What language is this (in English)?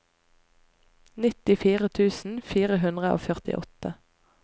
Norwegian